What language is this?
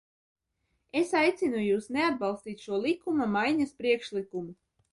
Latvian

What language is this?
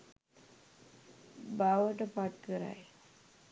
Sinhala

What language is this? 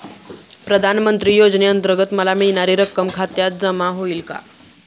Marathi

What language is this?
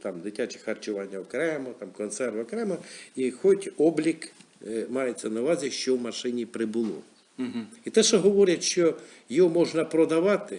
Ukrainian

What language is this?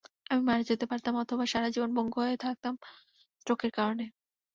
Bangla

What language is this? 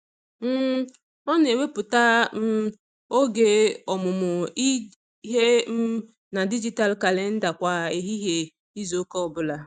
Igbo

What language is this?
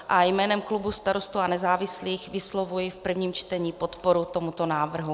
Czech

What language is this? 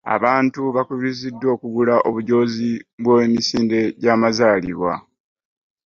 Ganda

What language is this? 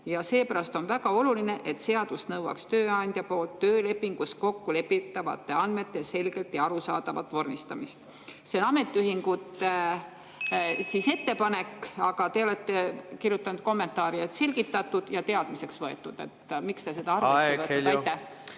Estonian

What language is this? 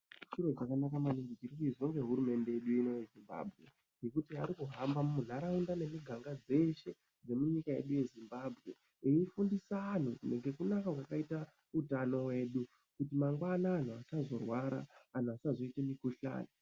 Ndau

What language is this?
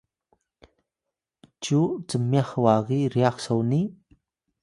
Atayal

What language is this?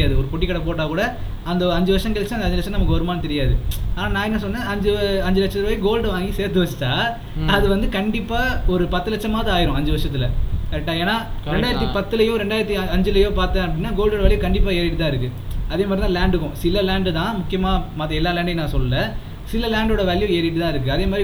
Tamil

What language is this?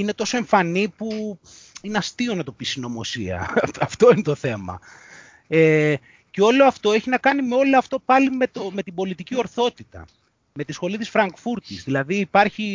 Greek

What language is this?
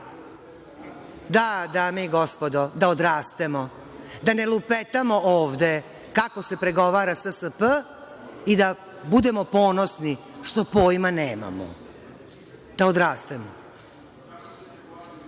Serbian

